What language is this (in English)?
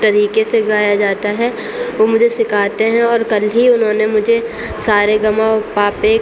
Urdu